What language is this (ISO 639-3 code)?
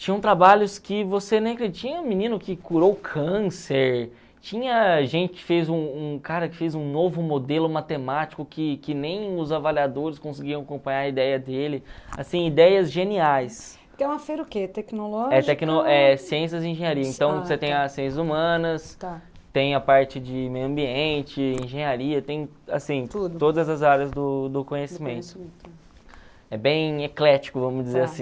por